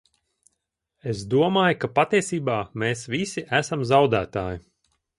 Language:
Latvian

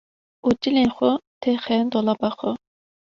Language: Kurdish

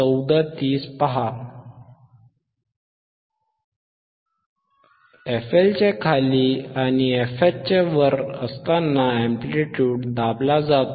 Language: Marathi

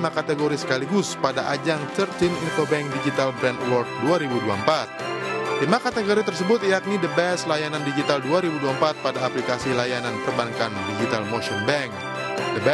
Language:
Indonesian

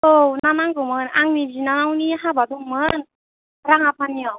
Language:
Bodo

